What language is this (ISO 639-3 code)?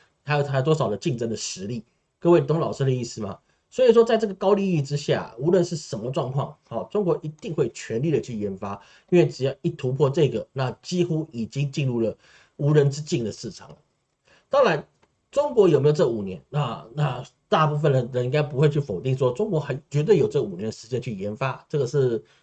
zho